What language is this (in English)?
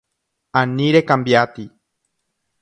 Guarani